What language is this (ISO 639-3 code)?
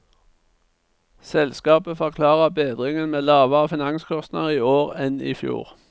nor